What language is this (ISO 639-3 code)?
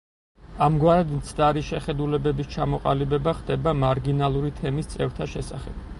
kat